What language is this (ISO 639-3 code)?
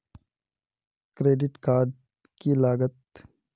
mag